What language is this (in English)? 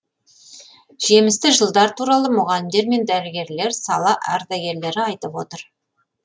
Kazakh